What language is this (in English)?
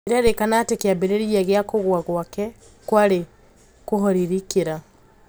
Kikuyu